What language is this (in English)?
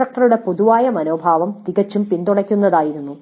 Malayalam